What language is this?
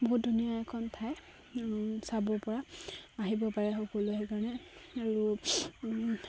Assamese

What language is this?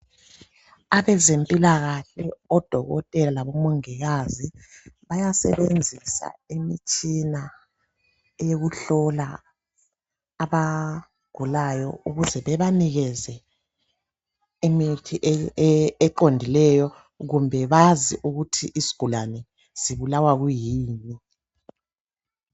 North Ndebele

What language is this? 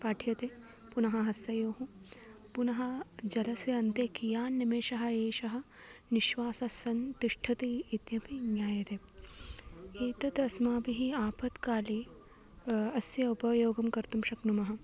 Sanskrit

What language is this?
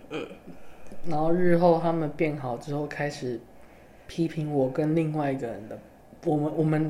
Chinese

